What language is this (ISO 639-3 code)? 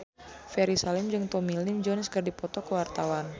sun